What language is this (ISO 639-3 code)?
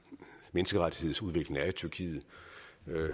dan